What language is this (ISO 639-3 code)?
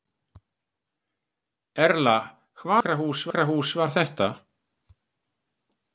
isl